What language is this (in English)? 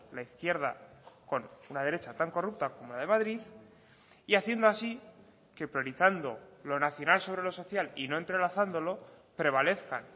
Spanish